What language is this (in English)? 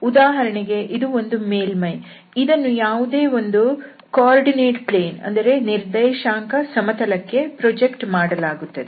Kannada